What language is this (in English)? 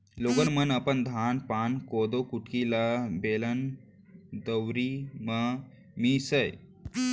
Chhattisgarhi